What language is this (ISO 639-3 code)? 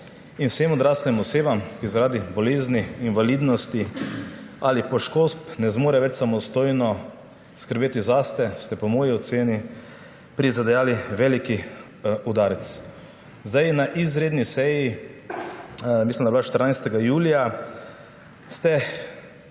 slv